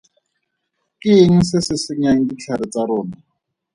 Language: Tswana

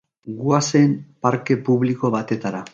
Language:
Basque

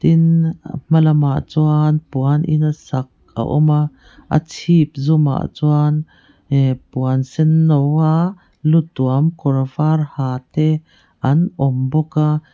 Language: Mizo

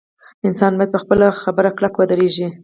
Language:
Pashto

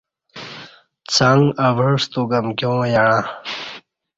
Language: Kati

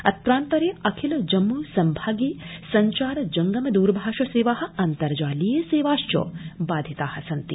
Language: Sanskrit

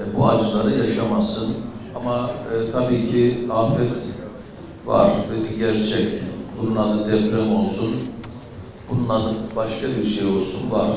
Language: Turkish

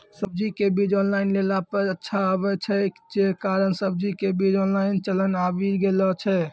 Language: Maithili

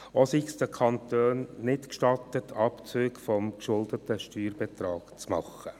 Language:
Swiss German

